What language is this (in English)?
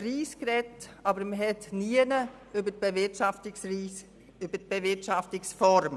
Swiss German